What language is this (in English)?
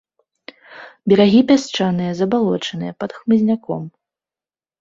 Belarusian